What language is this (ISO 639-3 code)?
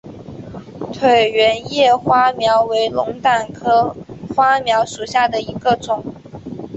zho